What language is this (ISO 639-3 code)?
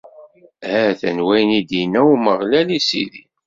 kab